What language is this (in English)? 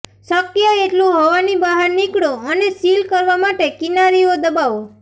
Gujarati